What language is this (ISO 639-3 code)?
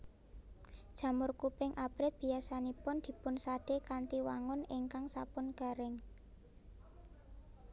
jav